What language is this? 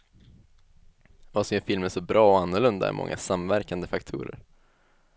Swedish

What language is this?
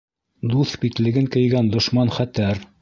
Bashkir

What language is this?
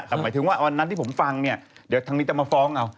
Thai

